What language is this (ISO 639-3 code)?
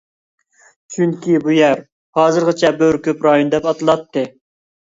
uig